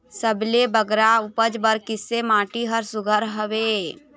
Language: Chhattisgarhi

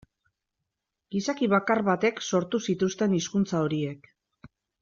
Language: Basque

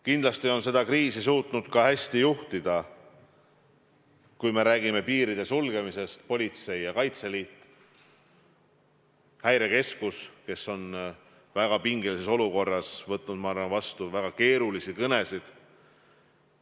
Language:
Estonian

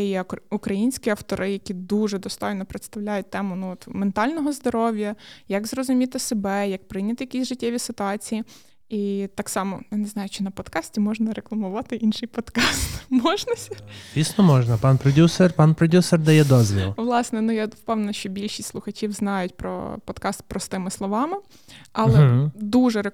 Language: Ukrainian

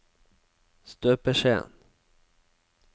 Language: Norwegian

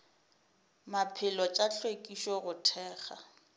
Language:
Northern Sotho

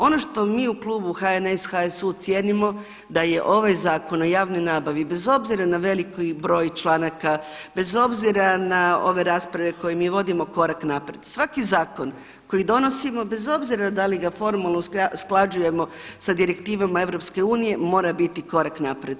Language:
Croatian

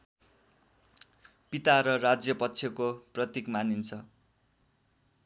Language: Nepali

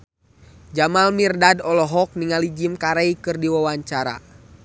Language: Sundanese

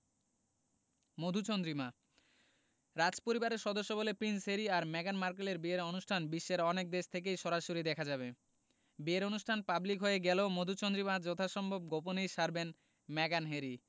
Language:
Bangla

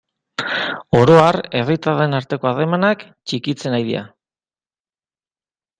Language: Basque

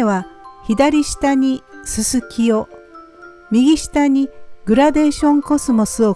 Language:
Japanese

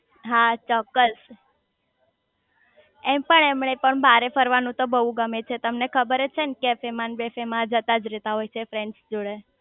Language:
Gujarati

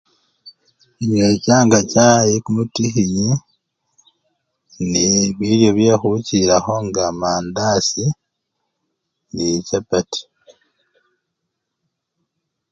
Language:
Luyia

